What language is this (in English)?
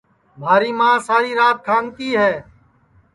Sansi